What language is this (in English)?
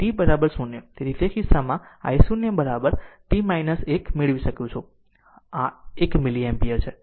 Gujarati